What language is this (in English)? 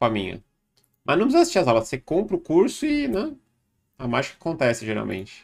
Portuguese